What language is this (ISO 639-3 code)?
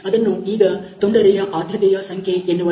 kan